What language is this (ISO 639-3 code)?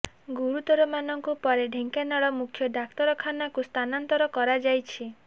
ori